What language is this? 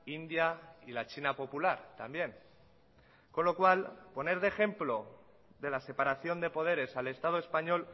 Spanish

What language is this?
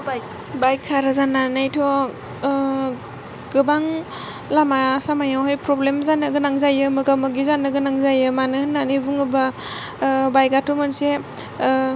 Bodo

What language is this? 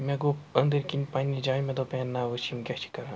Kashmiri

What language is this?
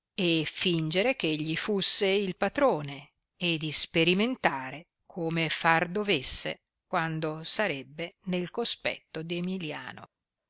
Italian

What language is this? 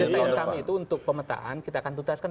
Indonesian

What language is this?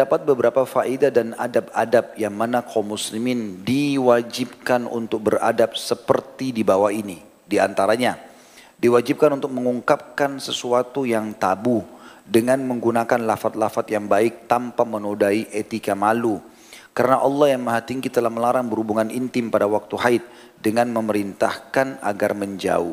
Indonesian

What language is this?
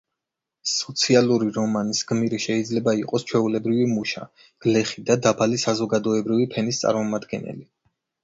Georgian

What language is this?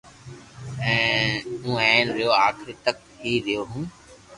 Loarki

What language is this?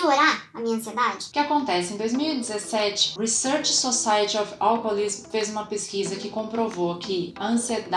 Portuguese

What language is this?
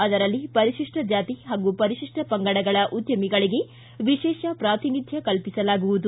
Kannada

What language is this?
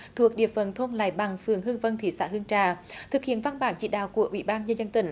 Vietnamese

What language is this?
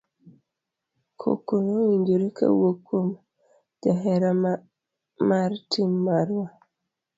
Luo (Kenya and Tanzania)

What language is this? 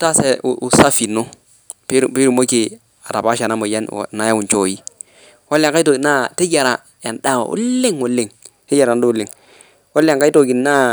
Masai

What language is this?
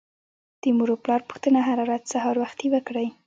Pashto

